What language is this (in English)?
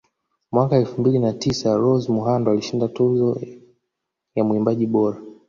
Swahili